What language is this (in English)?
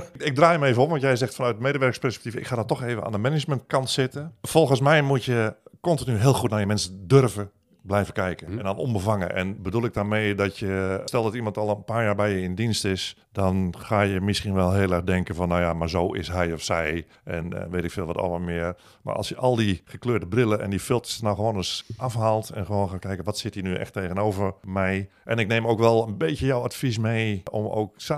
Dutch